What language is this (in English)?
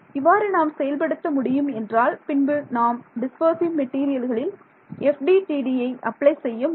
Tamil